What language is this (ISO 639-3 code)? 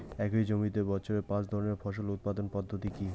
ben